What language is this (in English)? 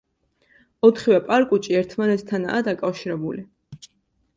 Georgian